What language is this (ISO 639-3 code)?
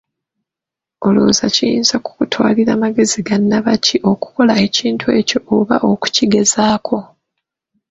lug